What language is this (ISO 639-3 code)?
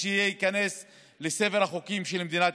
heb